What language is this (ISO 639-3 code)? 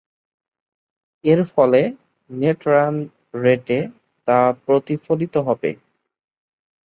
ben